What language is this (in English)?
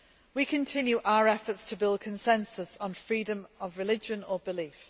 English